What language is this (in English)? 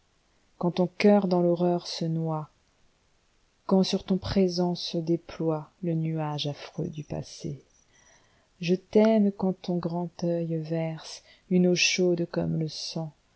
French